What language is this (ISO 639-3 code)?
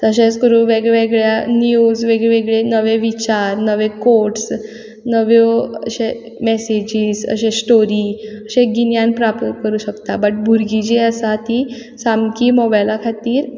kok